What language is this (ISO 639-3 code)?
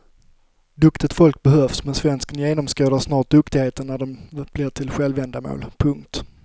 swe